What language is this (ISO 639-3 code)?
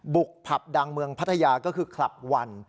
tha